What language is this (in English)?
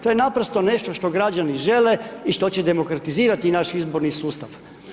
Croatian